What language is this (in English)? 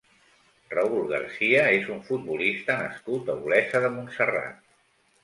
Catalan